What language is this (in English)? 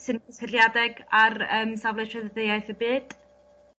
Welsh